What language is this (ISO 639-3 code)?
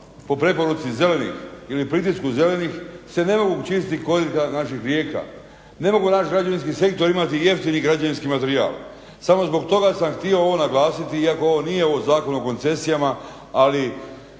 hrv